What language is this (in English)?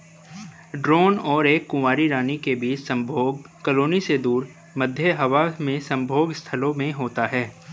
Hindi